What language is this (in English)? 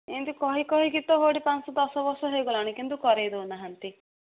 Odia